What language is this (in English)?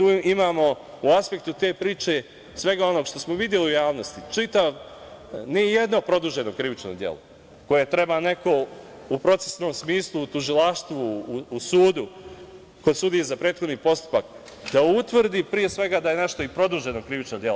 Serbian